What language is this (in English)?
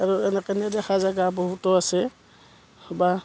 Assamese